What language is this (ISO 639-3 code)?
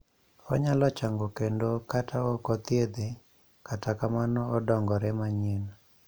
luo